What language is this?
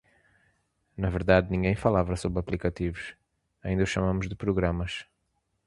Portuguese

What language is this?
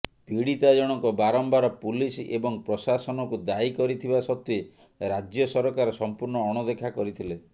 Odia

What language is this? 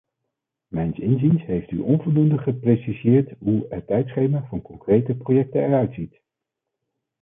Dutch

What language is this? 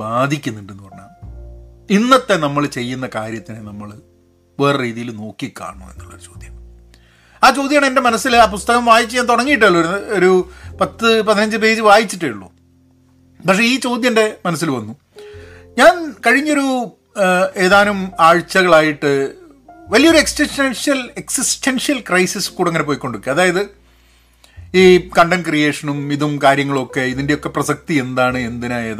Malayalam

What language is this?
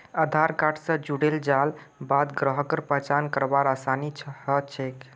Magahi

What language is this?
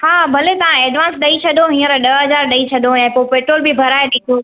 Sindhi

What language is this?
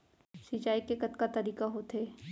Chhattisgarhi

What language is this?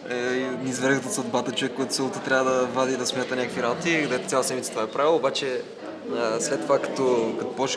Portuguese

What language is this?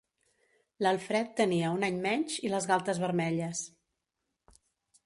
Catalan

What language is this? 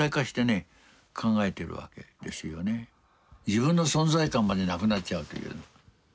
Japanese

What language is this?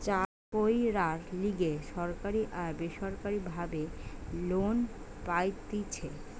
Bangla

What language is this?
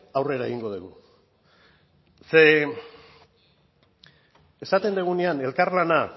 Basque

